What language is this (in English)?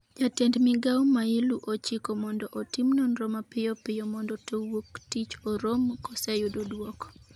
Luo (Kenya and Tanzania)